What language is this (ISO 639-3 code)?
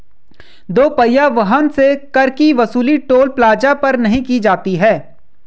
hin